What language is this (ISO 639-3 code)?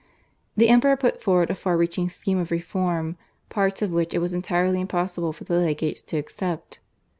eng